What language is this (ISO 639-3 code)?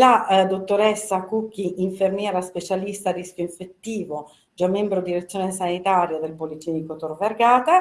ita